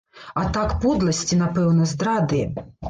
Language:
Belarusian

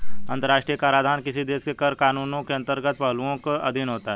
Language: Hindi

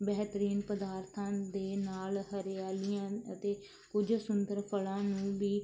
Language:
Punjabi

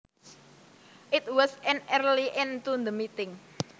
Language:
Javanese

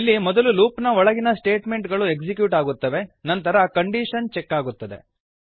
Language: Kannada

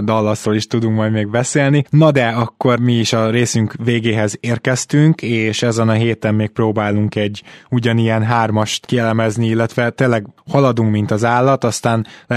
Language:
Hungarian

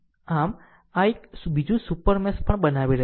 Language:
Gujarati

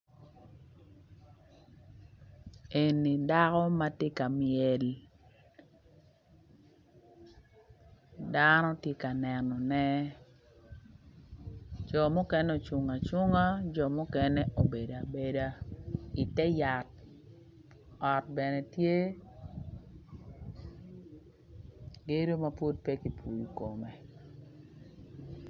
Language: Acoli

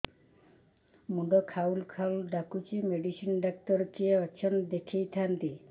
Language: Odia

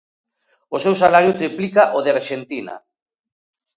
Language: Galician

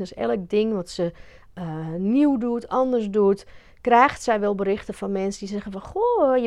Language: Dutch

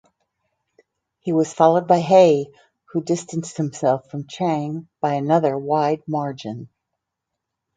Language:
English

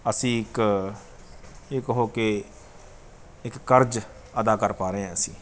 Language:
Punjabi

